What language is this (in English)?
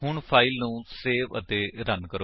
Punjabi